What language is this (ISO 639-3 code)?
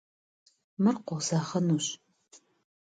kbd